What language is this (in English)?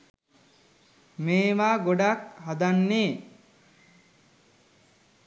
Sinhala